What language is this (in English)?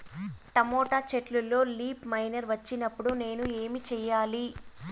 Telugu